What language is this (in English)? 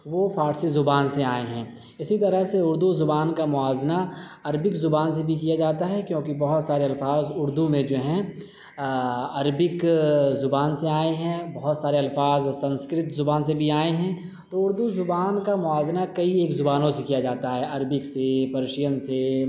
Urdu